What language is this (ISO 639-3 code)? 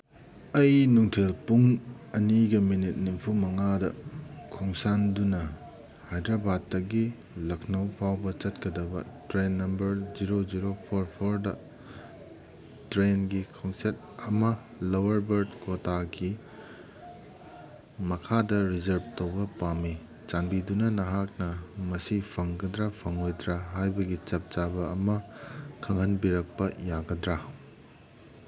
mni